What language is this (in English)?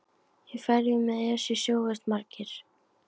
Icelandic